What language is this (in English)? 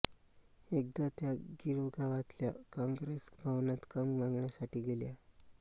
Marathi